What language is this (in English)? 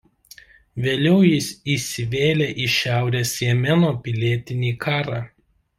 Lithuanian